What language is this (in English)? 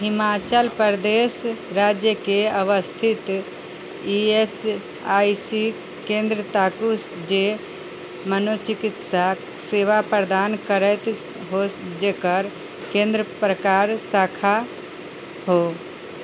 Maithili